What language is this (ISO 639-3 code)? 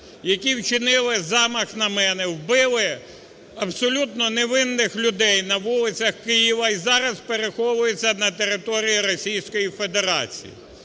ukr